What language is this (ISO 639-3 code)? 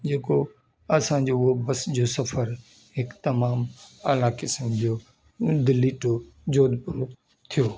snd